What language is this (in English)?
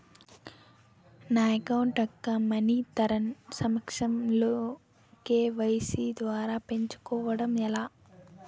Telugu